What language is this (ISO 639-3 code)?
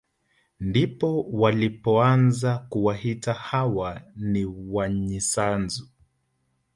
swa